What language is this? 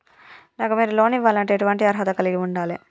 Telugu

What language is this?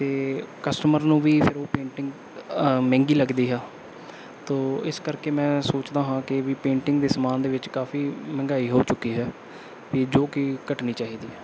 Punjabi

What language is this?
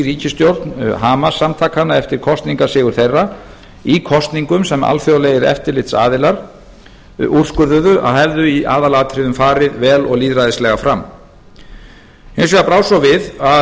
Icelandic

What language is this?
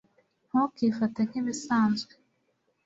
Kinyarwanda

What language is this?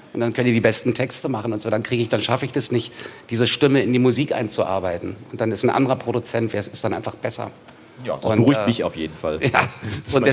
German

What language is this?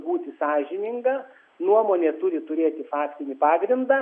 Lithuanian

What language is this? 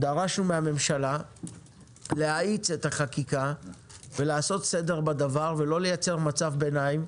Hebrew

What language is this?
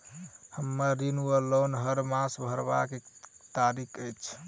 Maithili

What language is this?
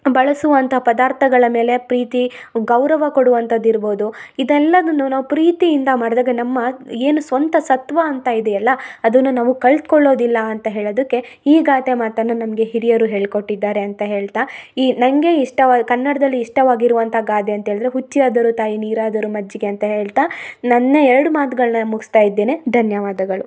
Kannada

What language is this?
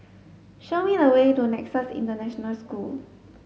English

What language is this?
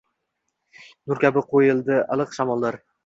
Uzbek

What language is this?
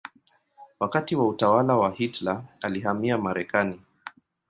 Swahili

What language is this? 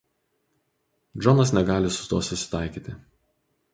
Lithuanian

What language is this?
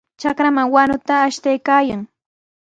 Sihuas Ancash Quechua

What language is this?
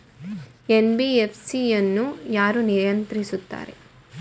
Kannada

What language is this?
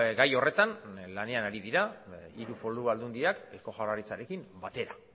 Basque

